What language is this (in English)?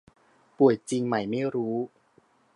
Thai